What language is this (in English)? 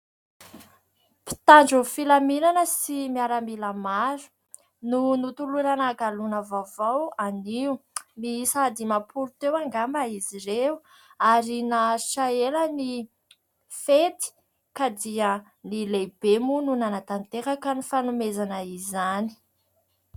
Malagasy